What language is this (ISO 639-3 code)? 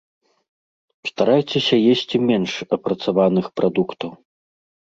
bel